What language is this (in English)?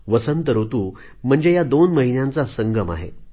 Marathi